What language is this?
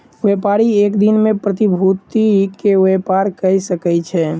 Maithili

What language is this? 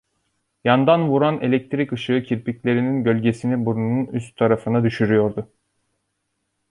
Turkish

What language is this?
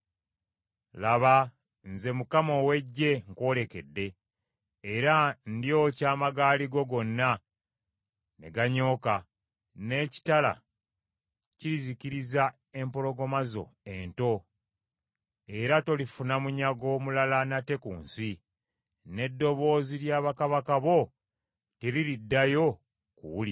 Ganda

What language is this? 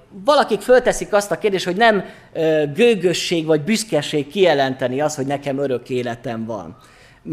Hungarian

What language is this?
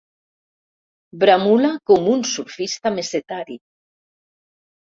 Catalan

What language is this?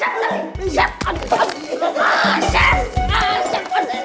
Indonesian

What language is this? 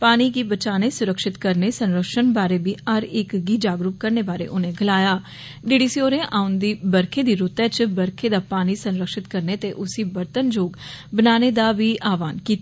Dogri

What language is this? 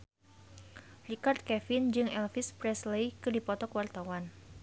Sundanese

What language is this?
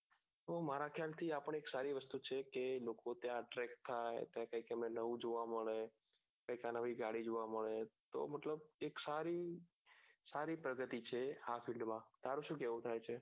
Gujarati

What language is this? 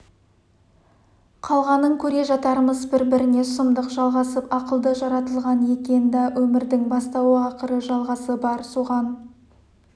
Kazakh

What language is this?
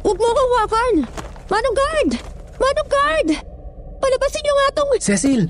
Filipino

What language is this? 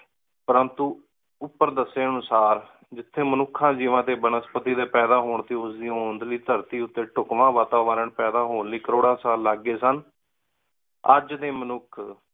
Punjabi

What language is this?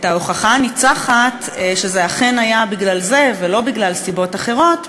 Hebrew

